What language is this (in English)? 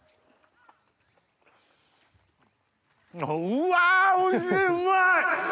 Japanese